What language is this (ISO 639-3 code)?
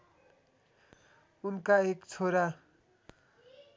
nep